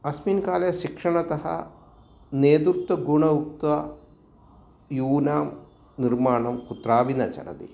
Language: Sanskrit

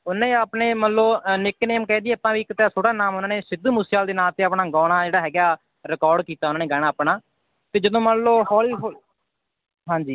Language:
Punjabi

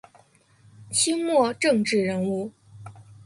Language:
Chinese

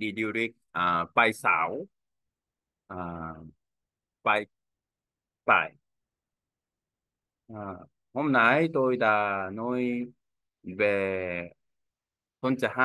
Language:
Vietnamese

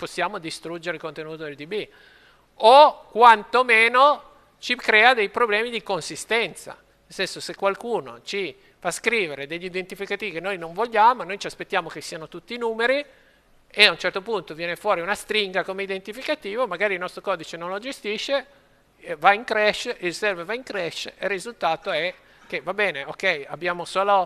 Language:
Italian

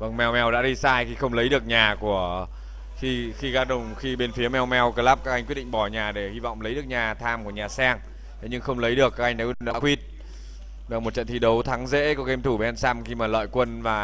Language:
Vietnamese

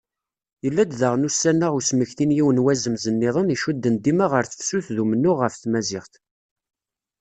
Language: Kabyle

